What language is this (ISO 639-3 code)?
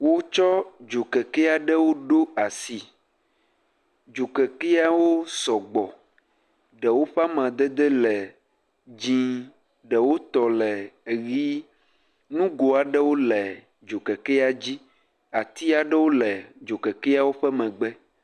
ewe